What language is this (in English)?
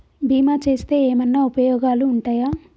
Telugu